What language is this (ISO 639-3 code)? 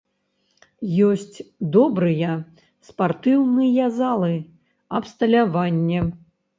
bel